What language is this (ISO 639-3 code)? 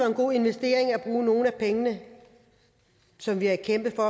dan